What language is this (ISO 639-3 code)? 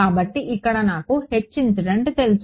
tel